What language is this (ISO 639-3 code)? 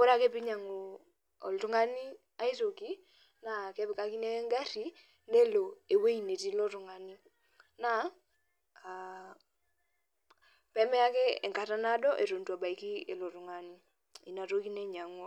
mas